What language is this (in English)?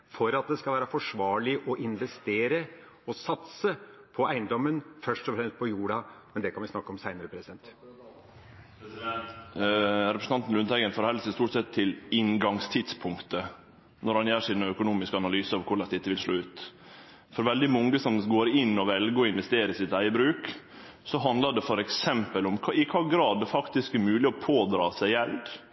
Norwegian